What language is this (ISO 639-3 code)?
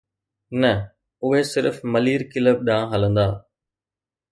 snd